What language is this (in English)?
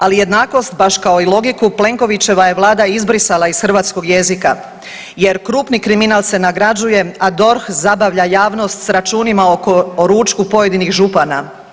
Croatian